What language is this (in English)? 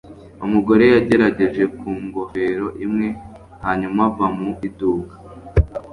Kinyarwanda